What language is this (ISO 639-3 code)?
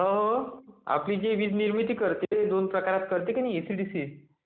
mar